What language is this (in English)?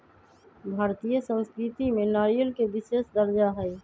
Magahi